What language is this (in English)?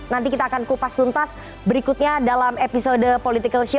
Indonesian